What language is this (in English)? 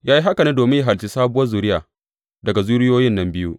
Hausa